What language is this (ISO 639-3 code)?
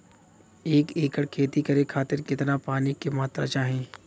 bho